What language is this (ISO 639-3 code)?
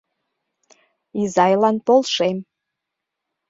chm